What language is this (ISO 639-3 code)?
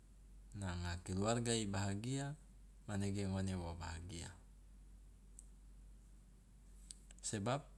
loa